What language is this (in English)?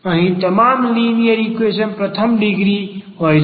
Gujarati